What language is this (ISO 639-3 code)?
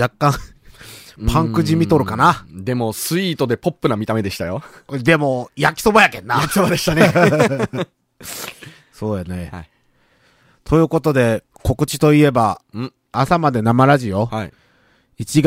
jpn